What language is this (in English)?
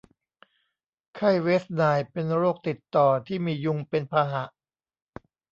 Thai